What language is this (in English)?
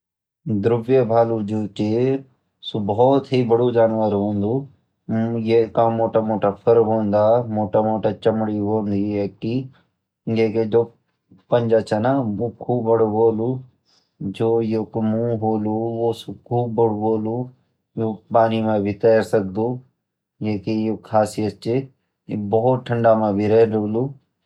Garhwali